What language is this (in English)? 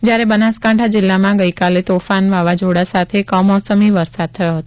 Gujarati